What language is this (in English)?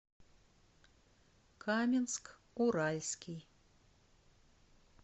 Russian